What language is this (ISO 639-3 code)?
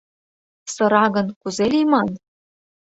chm